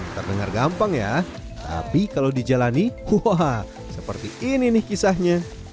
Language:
Indonesian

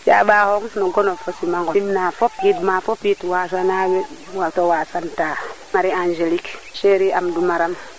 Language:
Serer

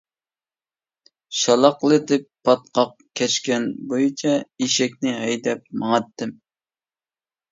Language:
Uyghur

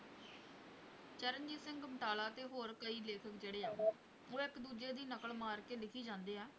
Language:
Punjabi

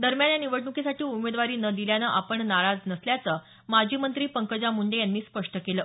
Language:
Marathi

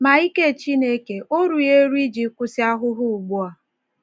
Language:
Igbo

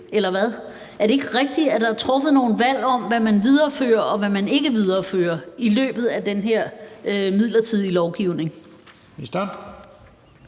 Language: Danish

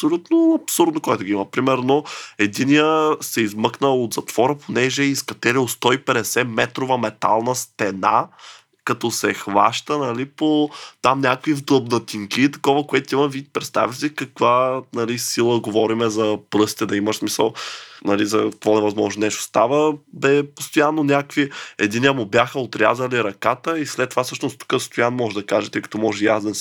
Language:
Bulgarian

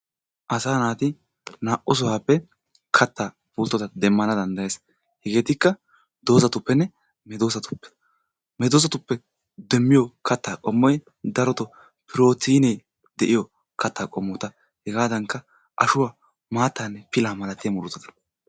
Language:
Wolaytta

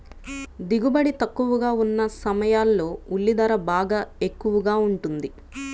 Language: Telugu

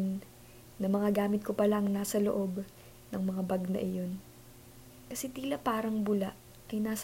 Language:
Filipino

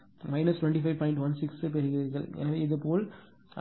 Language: Tamil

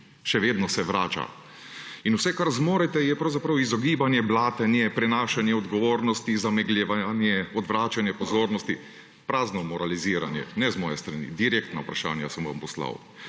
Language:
Slovenian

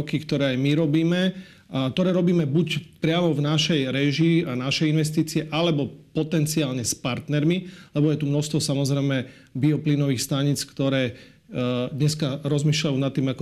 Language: Slovak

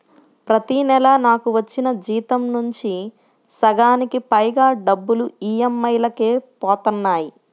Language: Telugu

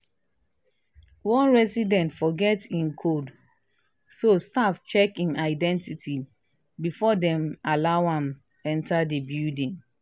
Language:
Nigerian Pidgin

